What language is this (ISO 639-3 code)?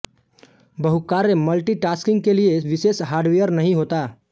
hin